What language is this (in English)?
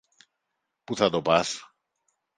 Greek